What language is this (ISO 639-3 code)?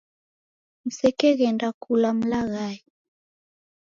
dav